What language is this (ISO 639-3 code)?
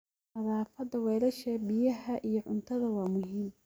som